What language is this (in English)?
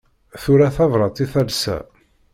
Kabyle